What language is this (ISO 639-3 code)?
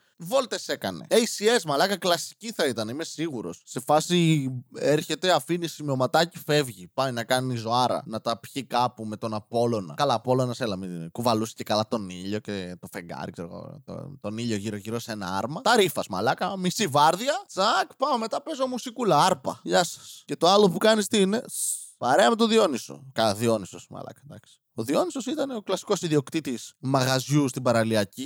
ell